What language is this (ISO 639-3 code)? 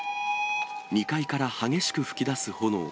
jpn